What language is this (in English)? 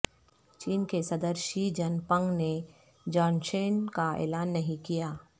Urdu